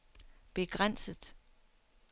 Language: Danish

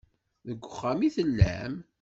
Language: Kabyle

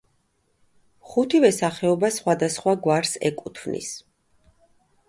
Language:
Georgian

